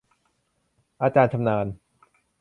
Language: Thai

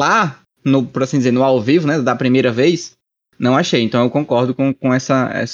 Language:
Portuguese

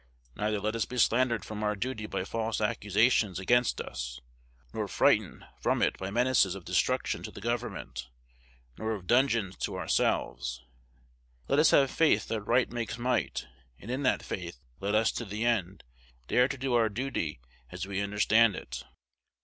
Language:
English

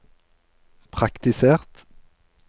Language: Norwegian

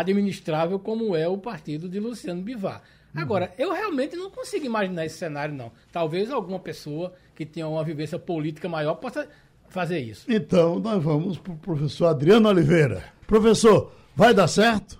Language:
Portuguese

